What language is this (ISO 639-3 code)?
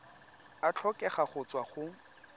tsn